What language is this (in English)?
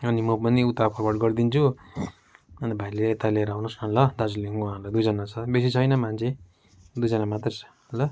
Nepali